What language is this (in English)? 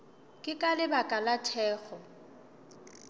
Northern Sotho